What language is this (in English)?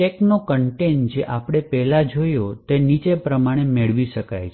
Gujarati